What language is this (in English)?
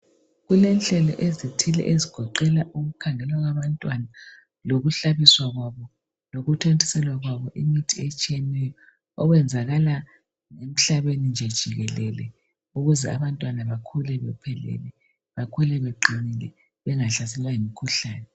North Ndebele